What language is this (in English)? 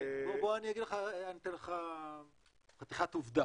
Hebrew